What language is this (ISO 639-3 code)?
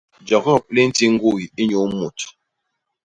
bas